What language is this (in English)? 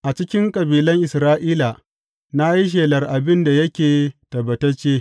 Hausa